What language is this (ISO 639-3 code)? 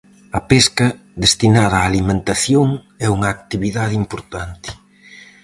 glg